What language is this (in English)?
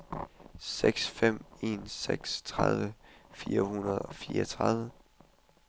Danish